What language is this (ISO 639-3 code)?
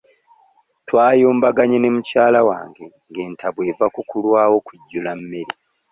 lug